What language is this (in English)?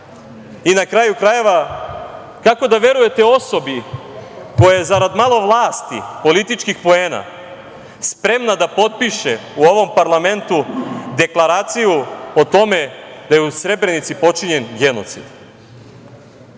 Serbian